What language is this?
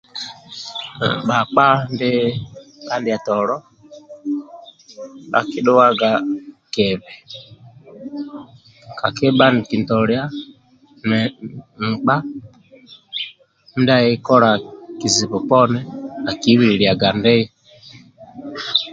Amba (Uganda)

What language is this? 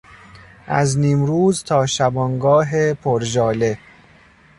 Persian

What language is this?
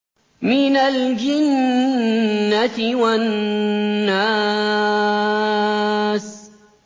Arabic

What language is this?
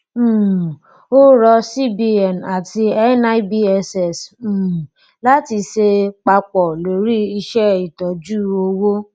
Yoruba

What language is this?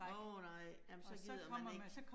Danish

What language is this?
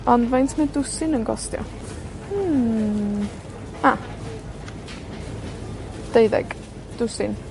Welsh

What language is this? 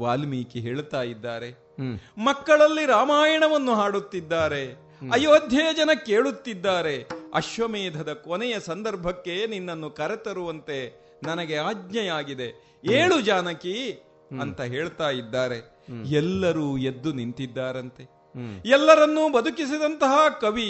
Kannada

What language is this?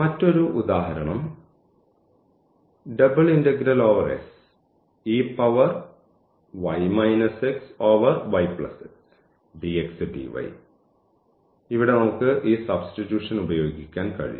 Malayalam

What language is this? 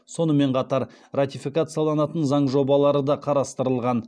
Kazakh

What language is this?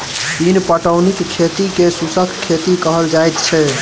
Maithili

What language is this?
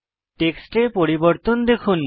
Bangla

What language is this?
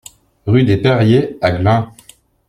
French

